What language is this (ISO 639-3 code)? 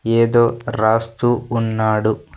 tel